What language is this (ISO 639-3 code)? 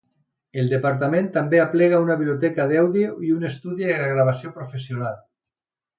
cat